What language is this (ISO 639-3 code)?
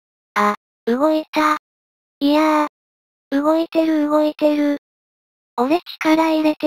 jpn